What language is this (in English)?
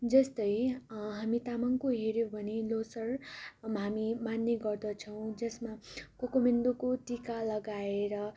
Nepali